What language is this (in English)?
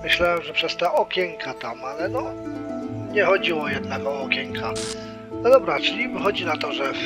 Polish